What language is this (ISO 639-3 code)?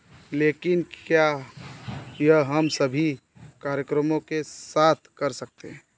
hin